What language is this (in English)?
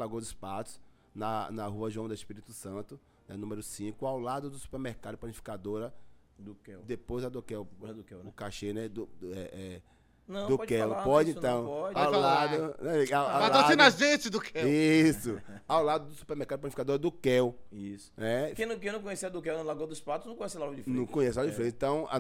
Portuguese